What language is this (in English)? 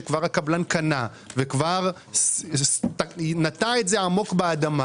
Hebrew